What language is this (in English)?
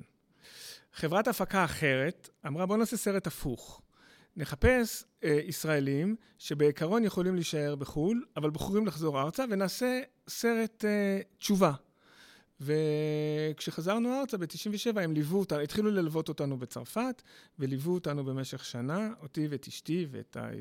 Hebrew